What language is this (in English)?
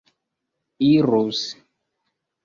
Esperanto